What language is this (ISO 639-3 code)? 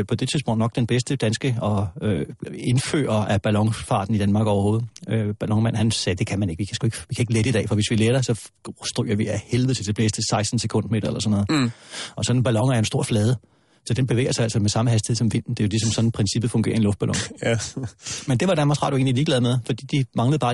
dan